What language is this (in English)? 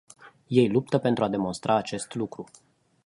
Romanian